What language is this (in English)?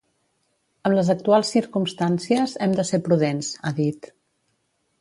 Catalan